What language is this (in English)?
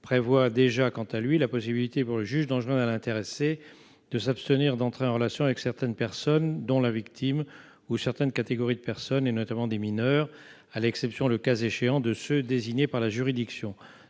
French